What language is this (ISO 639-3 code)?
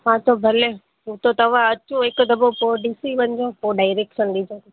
snd